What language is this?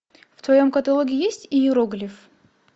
Russian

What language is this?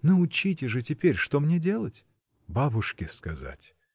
Russian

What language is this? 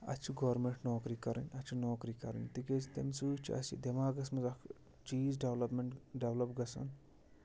Kashmiri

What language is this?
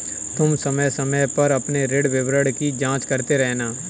Hindi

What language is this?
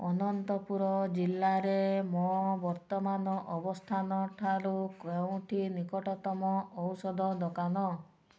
Odia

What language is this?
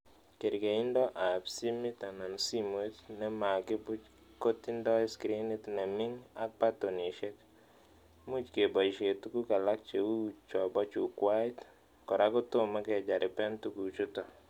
Kalenjin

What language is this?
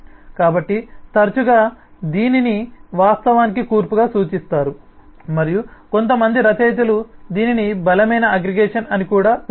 Telugu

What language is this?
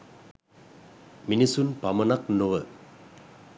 Sinhala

